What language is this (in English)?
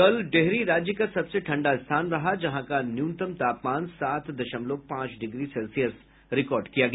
Hindi